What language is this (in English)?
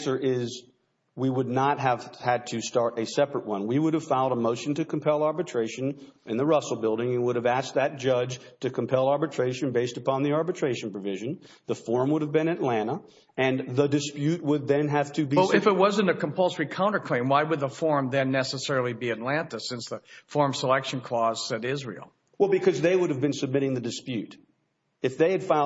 English